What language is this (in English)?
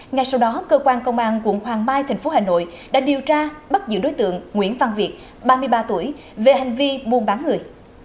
Vietnamese